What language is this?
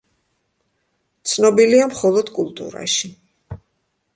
Georgian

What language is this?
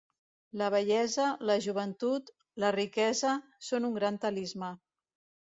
Catalan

